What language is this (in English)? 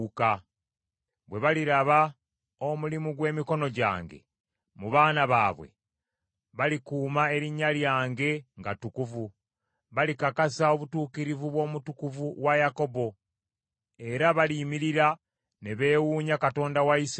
Ganda